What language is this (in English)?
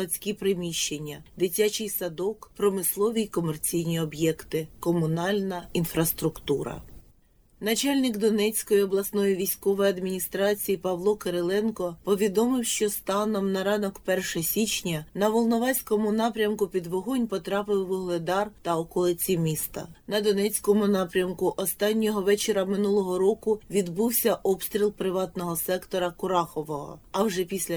Ukrainian